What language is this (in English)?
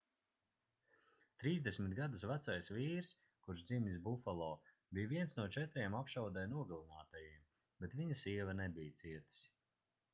Latvian